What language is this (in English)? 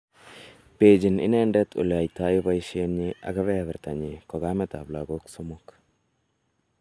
Kalenjin